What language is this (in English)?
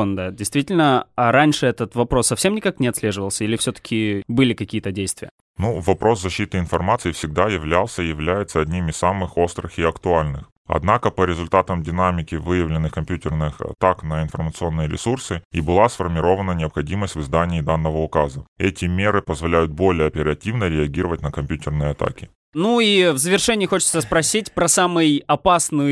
Russian